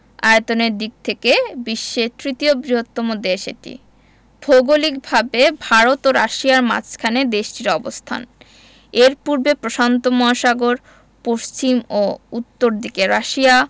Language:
Bangla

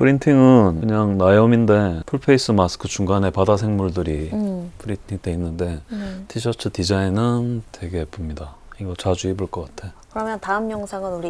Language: Korean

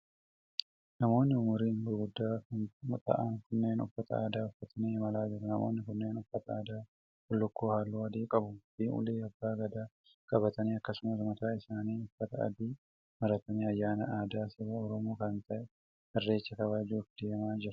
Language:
Oromo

